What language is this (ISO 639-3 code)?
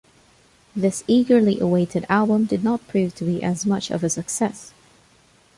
eng